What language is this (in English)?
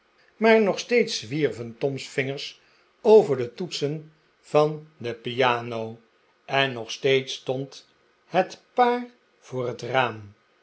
Dutch